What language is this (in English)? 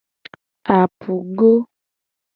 Gen